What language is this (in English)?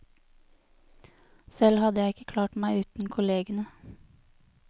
Norwegian